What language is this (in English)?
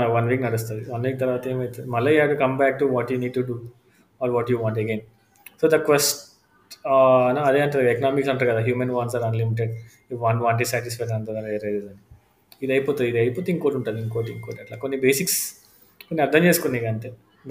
Telugu